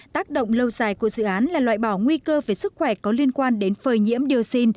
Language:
Vietnamese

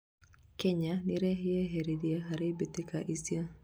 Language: Kikuyu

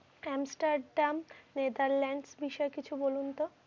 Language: Bangla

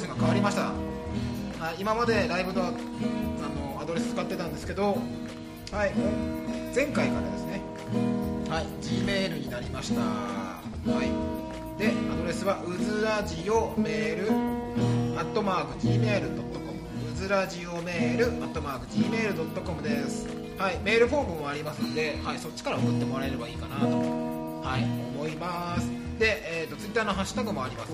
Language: Japanese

